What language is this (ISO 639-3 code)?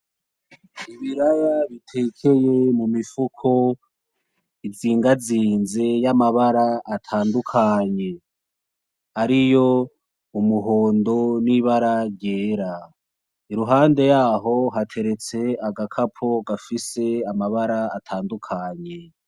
run